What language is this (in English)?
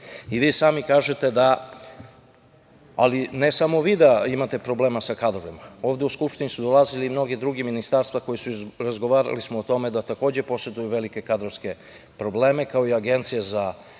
Serbian